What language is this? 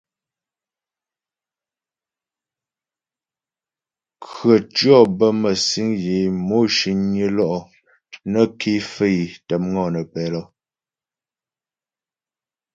Ghomala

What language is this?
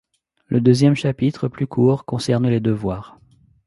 French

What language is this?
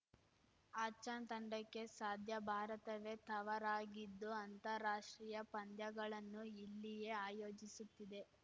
Kannada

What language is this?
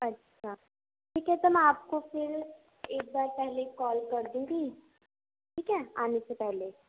Urdu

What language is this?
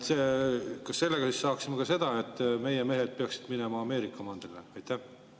Estonian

